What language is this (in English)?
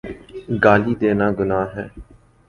Urdu